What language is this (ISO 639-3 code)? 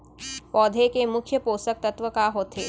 hne